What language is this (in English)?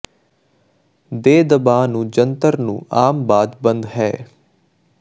Punjabi